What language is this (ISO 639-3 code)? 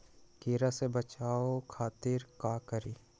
mag